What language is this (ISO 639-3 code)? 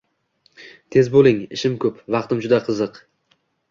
uzb